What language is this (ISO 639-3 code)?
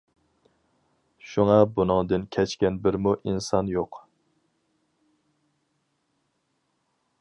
uig